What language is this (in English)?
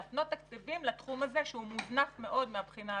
Hebrew